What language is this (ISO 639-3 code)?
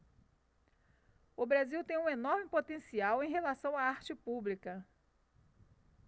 por